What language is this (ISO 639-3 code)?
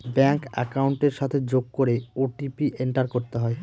ben